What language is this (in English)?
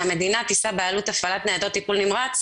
Hebrew